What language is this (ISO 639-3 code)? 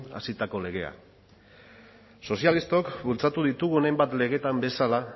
eus